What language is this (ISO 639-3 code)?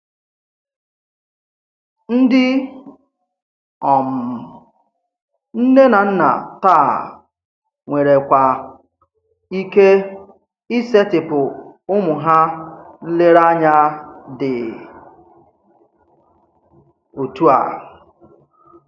ibo